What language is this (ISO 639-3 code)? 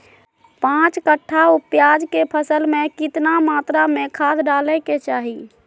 mag